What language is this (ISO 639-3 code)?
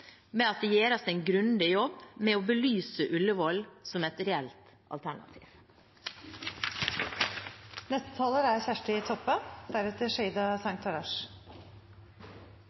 nor